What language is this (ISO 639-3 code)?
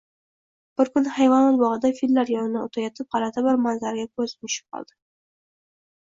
uzb